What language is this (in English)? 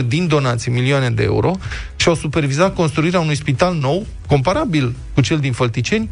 Romanian